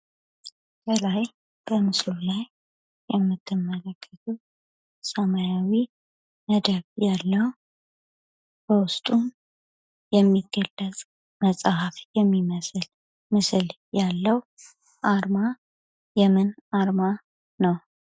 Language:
Amharic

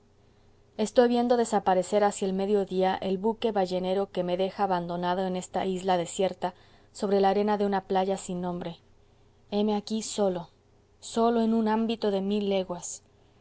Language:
Spanish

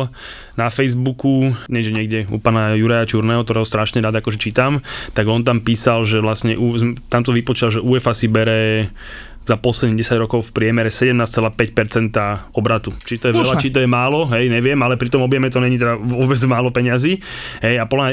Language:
Slovak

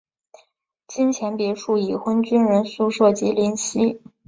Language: Chinese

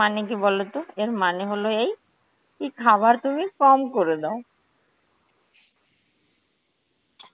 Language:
Bangla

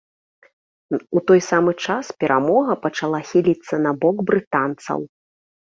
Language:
Belarusian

